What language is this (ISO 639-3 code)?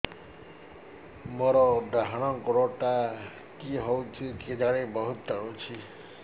ori